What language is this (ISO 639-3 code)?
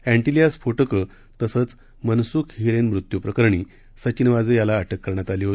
mar